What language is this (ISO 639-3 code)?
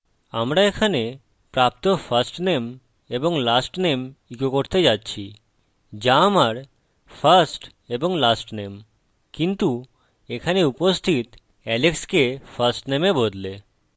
ben